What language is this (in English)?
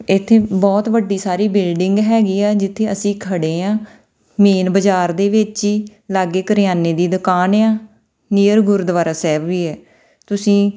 Punjabi